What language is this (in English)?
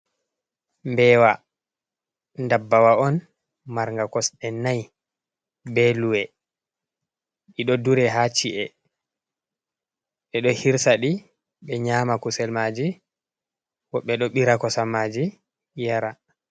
Fula